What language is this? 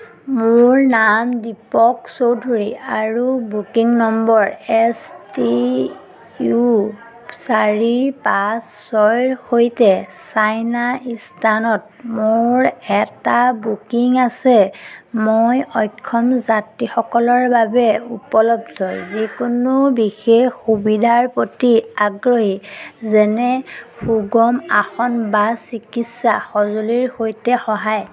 Assamese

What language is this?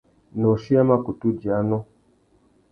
Tuki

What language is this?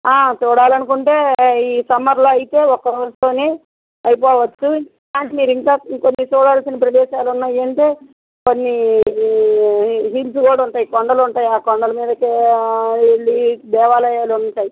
Telugu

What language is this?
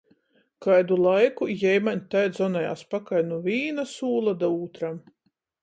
Latgalian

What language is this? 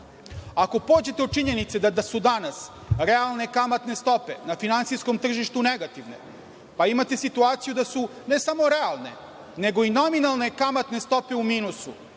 Serbian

